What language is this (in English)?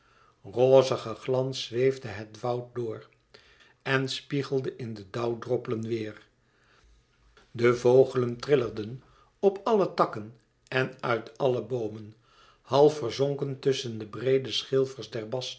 Dutch